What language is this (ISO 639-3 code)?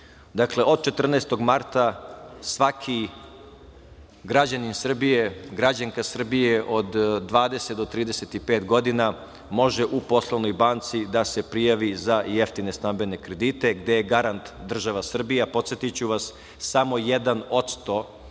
srp